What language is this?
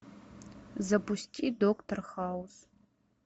Russian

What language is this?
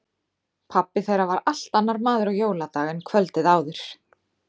Icelandic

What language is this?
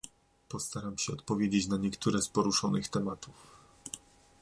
Polish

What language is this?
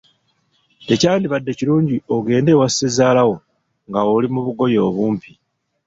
Ganda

